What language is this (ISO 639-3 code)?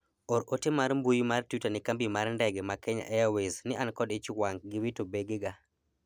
luo